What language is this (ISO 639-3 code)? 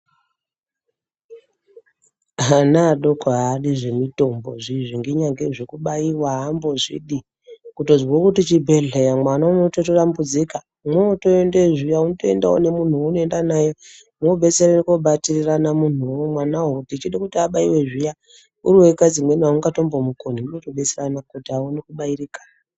ndc